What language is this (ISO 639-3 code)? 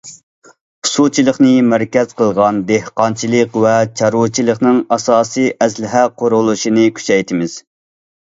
uig